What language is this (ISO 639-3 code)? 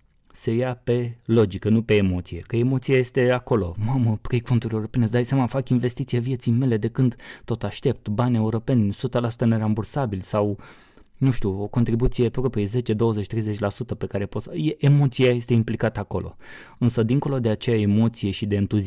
ron